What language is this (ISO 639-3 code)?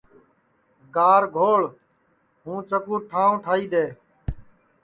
ssi